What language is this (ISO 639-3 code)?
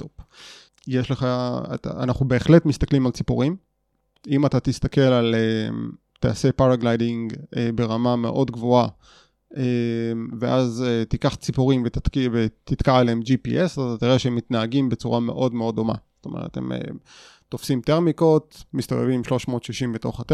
heb